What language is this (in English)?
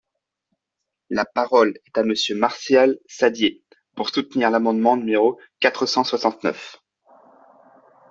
French